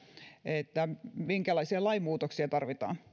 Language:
Finnish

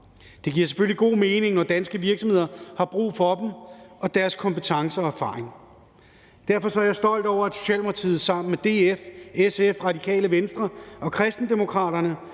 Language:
Danish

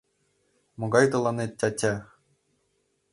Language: Mari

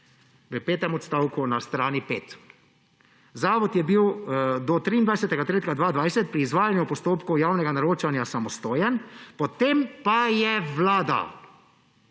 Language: Slovenian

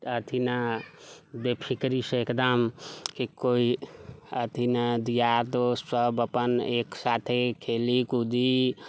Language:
Maithili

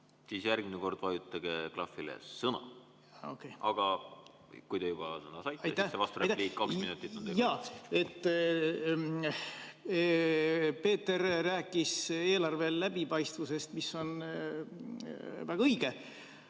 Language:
Estonian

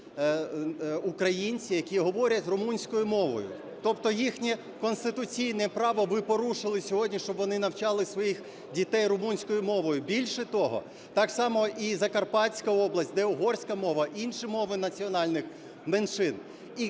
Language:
Ukrainian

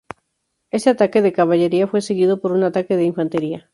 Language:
Spanish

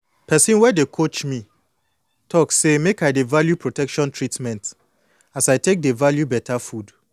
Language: Nigerian Pidgin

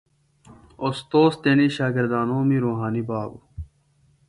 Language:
Phalura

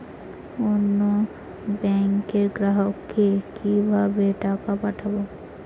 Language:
Bangla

